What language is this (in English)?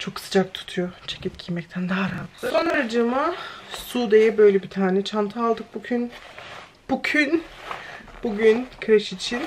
Turkish